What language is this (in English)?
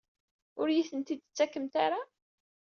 Kabyle